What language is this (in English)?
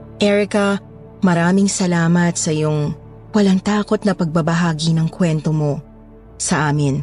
Filipino